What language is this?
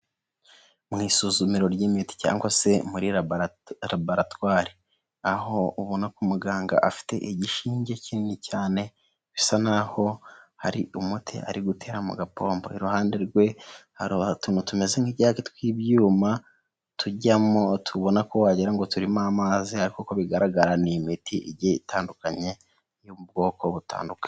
Kinyarwanda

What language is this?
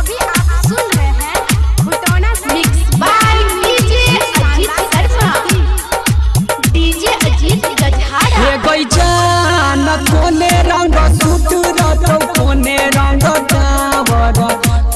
Hindi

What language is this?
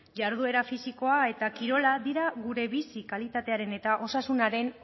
Basque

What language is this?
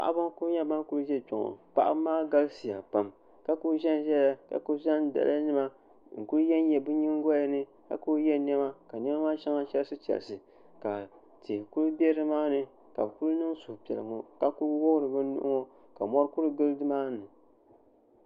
Dagbani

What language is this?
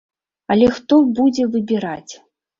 Belarusian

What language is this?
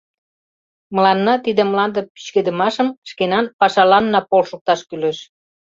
Mari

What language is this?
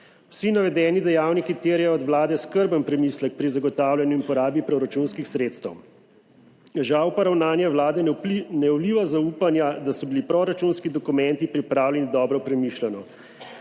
Slovenian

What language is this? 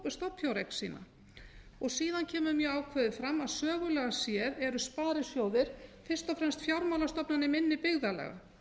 Icelandic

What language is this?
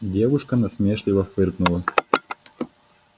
Russian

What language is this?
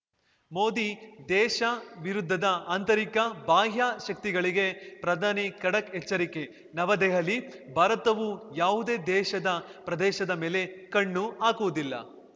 Kannada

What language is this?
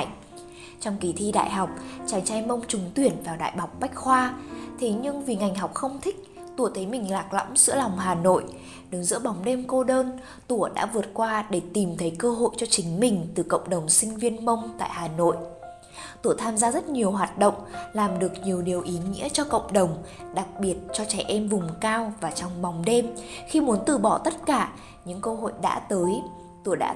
Vietnamese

